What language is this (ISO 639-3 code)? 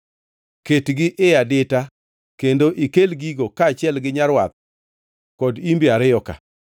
luo